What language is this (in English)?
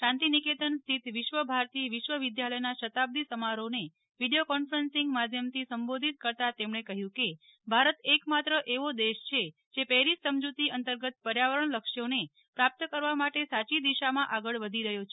Gujarati